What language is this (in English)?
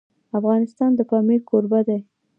Pashto